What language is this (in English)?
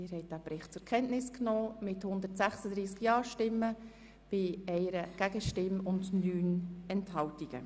Swiss German